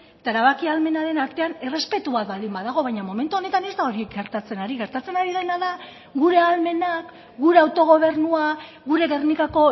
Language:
Basque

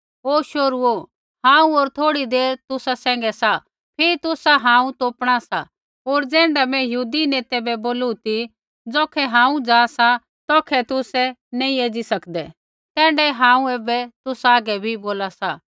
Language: Kullu Pahari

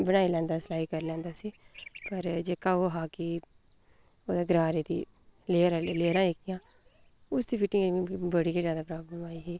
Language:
Dogri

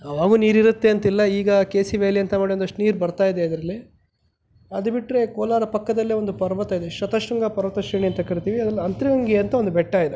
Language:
Kannada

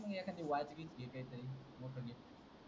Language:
Marathi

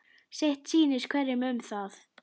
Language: Icelandic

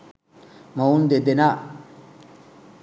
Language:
Sinhala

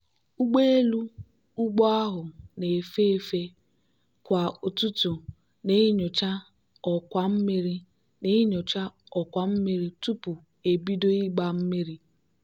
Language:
Igbo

